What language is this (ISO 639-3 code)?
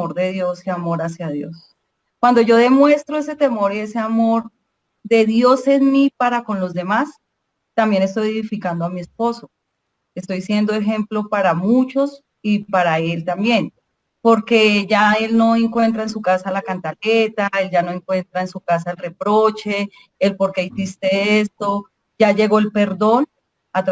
spa